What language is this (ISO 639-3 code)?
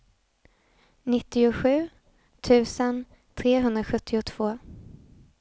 swe